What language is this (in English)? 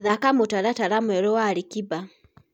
Kikuyu